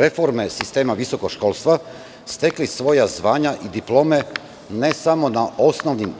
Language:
Serbian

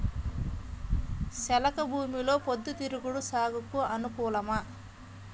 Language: Telugu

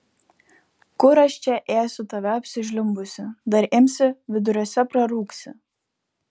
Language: Lithuanian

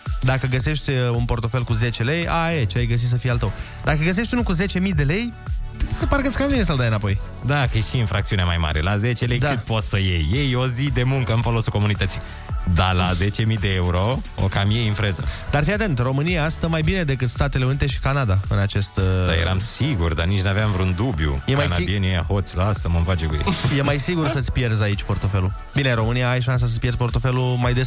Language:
Romanian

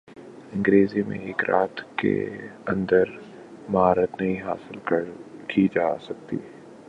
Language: Urdu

